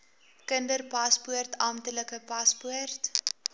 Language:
Afrikaans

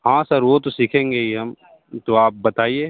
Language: Hindi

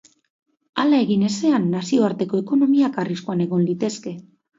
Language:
Basque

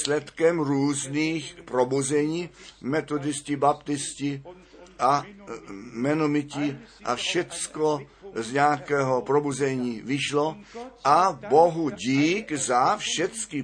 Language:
Czech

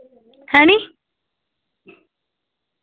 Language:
Dogri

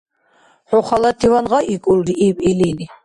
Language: Dargwa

